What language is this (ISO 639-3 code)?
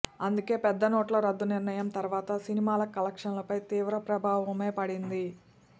tel